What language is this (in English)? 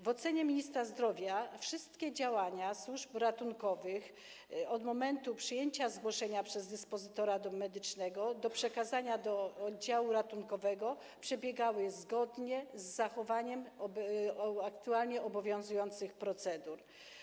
Polish